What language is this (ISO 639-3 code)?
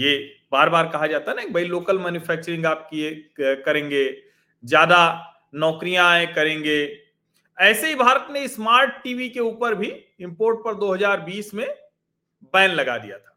hin